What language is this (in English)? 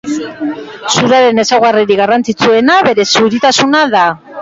Basque